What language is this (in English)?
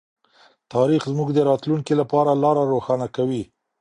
Pashto